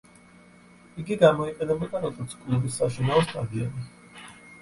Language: Georgian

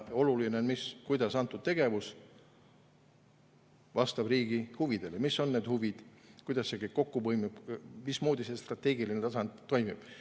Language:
Estonian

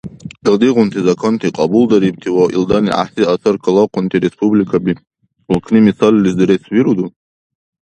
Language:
Dargwa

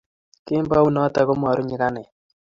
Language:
Kalenjin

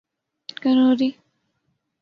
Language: Urdu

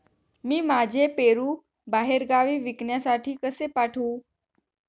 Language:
Marathi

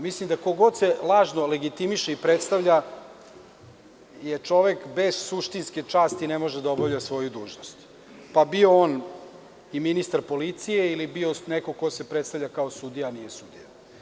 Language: Serbian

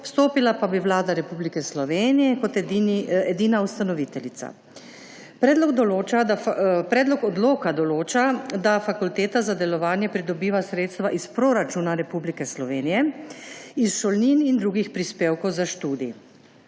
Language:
Slovenian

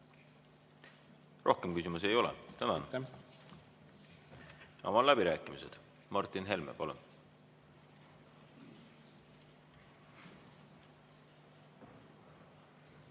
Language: Estonian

